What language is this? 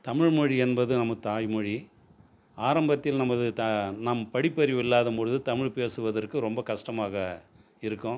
Tamil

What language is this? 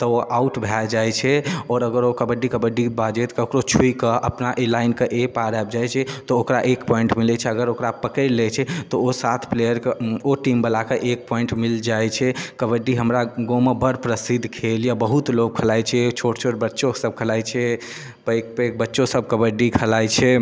Maithili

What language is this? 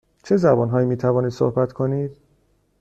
Persian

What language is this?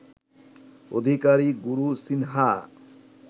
Bangla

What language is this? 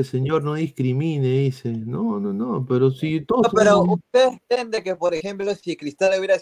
Spanish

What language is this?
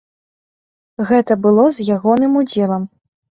Belarusian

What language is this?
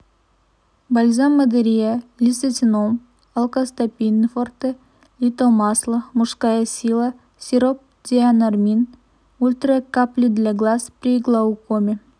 Kazakh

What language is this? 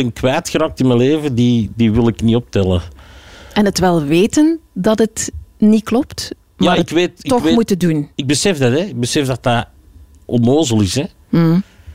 Dutch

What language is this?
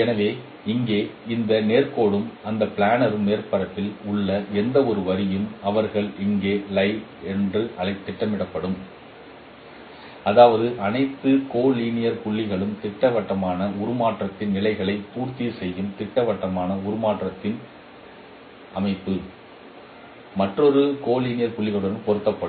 Tamil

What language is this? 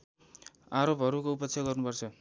Nepali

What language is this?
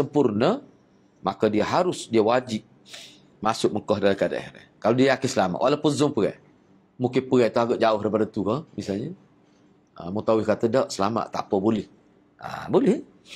Malay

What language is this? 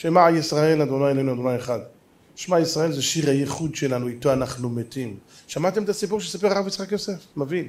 Hebrew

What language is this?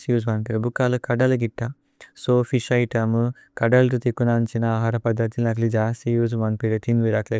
Tulu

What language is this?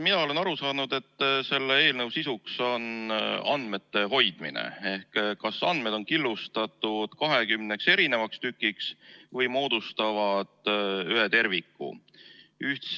Estonian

